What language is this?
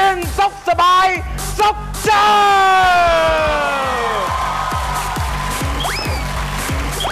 Vietnamese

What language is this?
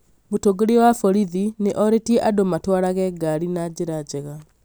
Kikuyu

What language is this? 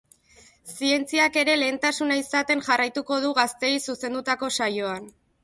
Basque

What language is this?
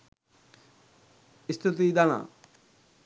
Sinhala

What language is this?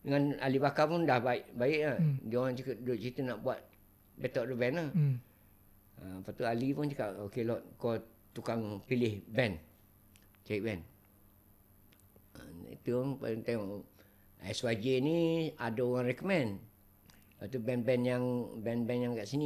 Malay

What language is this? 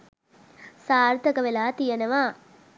Sinhala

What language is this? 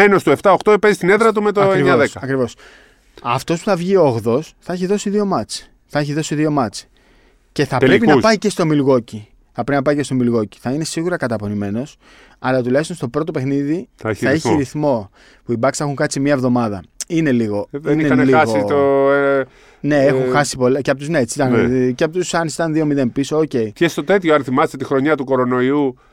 Greek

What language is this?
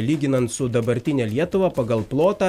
Lithuanian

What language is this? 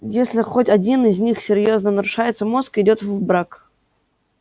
Russian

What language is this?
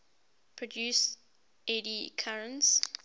English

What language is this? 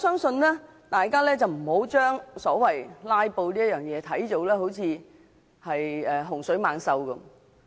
Cantonese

